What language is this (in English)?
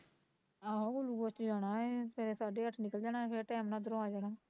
Punjabi